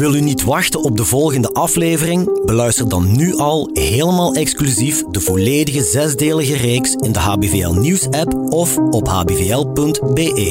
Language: Dutch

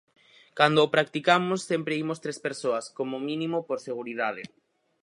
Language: Galician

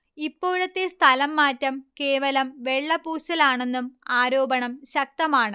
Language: Malayalam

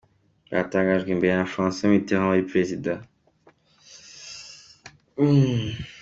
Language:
Kinyarwanda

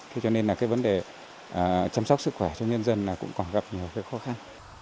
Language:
Vietnamese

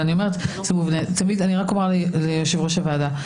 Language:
Hebrew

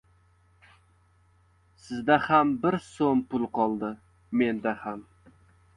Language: Uzbek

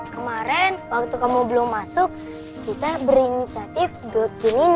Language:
Indonesian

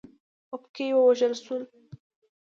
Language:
Pashto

